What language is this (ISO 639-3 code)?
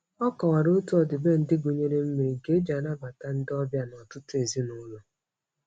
ibo